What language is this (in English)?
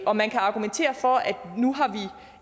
Danish